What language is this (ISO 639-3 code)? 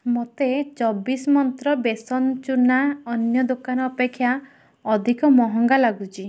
ori